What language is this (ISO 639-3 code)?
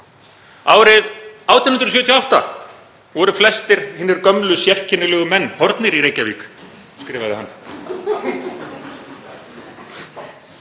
isl